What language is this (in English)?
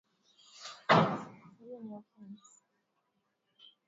Swahili